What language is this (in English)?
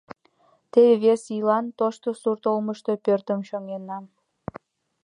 Mari